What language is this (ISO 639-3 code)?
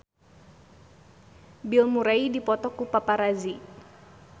sun